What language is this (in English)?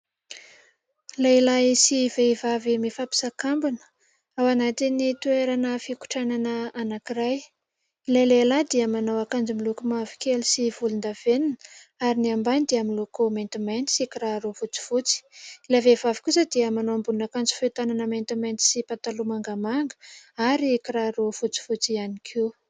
Malagasy